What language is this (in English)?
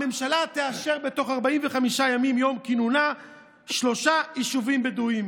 Hebrew